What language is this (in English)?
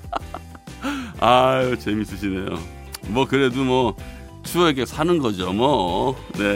Korean